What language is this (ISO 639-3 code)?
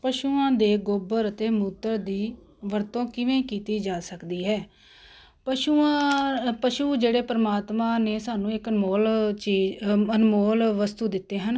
pan